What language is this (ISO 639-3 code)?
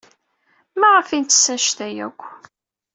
kab